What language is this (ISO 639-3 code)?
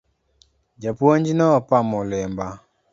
luo